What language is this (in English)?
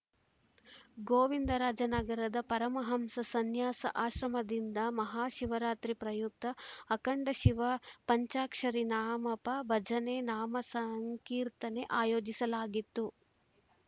Kannada